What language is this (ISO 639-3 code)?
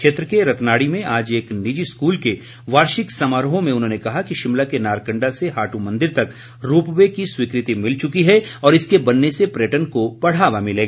hin